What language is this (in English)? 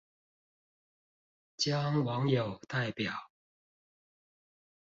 Chinese